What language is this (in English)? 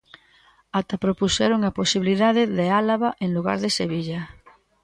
Galician